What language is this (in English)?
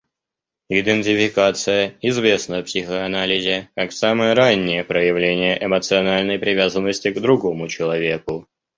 Russian